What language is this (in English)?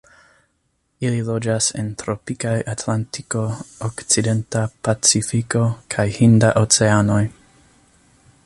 Esperanto